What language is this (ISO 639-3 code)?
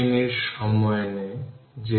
ben